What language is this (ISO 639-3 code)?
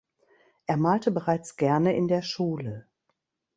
deu